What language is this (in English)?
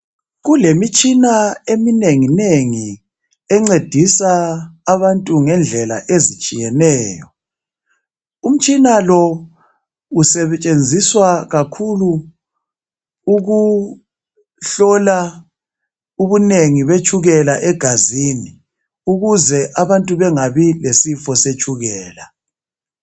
North Ndebele